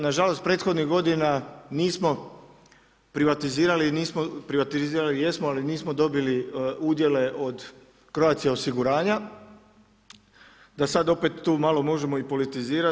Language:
Croatian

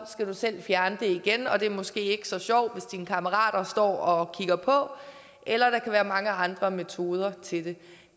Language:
Danish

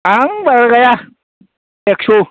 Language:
Bodo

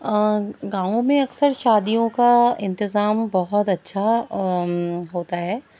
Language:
Urdu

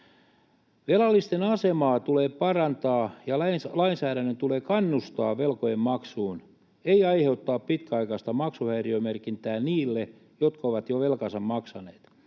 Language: Finnish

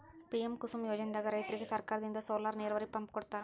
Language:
Kannada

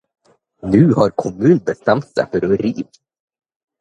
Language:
Norwegian Bokmål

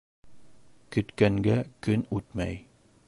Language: Bashkir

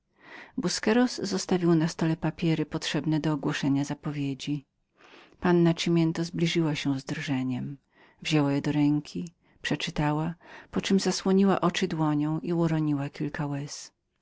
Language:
Polish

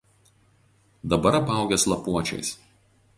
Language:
Lithuanian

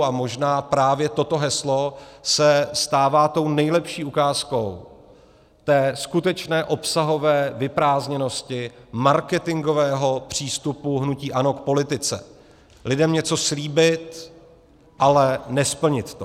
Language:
Czech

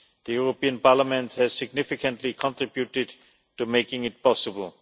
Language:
English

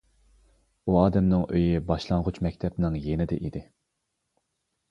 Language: Uyghur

